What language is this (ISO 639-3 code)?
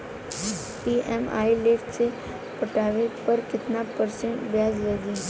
bho